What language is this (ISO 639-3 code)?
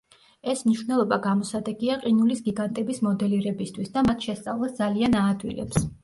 kat